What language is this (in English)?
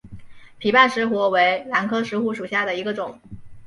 Chinese